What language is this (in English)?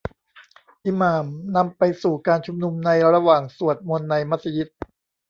Thai